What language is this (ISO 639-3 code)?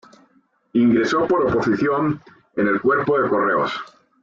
spa